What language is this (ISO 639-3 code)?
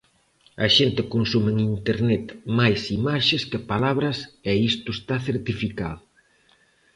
glg